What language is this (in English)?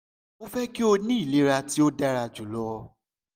Yoruba